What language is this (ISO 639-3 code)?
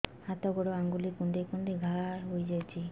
ori